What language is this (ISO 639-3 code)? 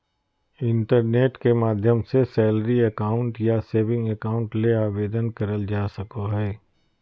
mag